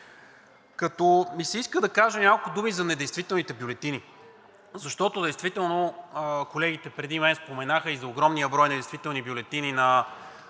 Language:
Bulgarian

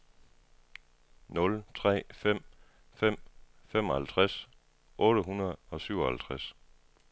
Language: Danish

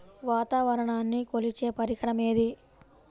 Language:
Telugu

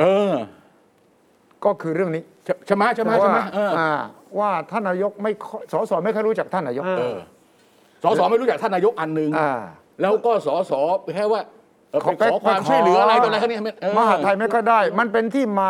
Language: Thai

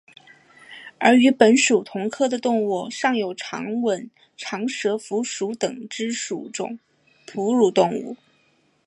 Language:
Chinese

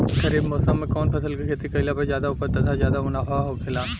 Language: Bhojpuri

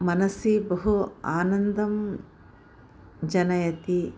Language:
Sanskrit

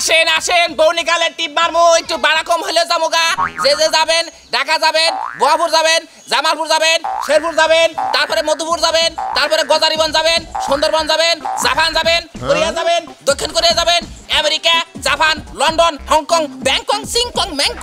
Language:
Indonesian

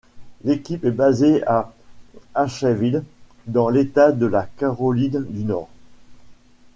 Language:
French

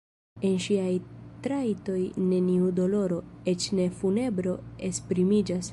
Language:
Esperanto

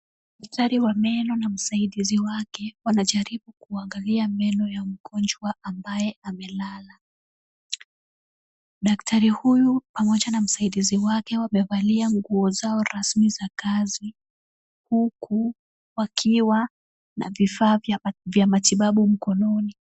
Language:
Swahili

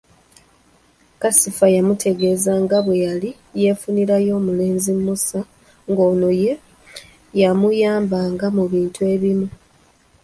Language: Ganda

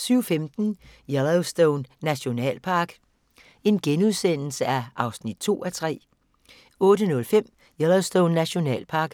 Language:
Danish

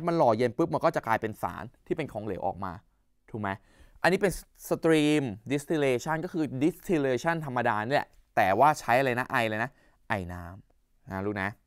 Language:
Thai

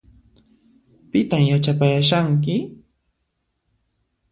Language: Puno Quechua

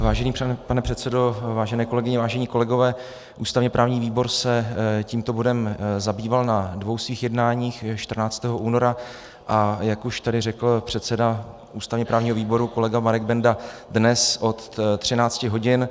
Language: Czech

